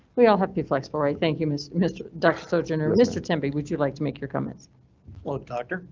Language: English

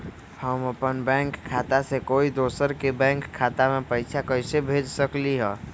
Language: Magahi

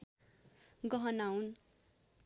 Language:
Nepali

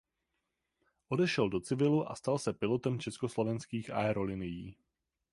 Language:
Czech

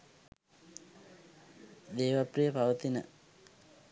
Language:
Sinhala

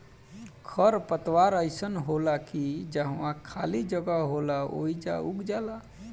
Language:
Bhojpuri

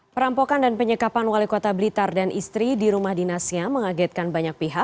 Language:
Indonesian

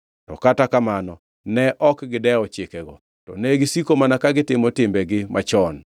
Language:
Luo (Kenya and Tanzania)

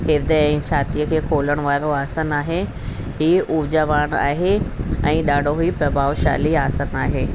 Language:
Sindhi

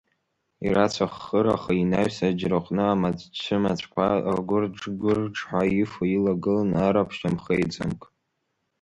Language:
Abkhazian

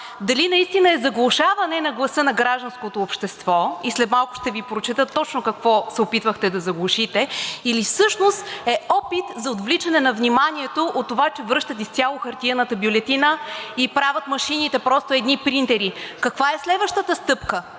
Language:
Bulgarian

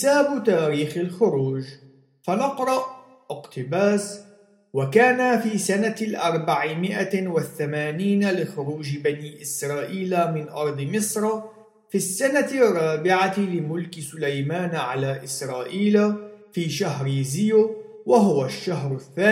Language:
Arabic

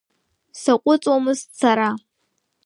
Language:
Abkhazian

